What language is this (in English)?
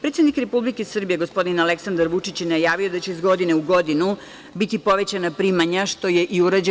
Serbian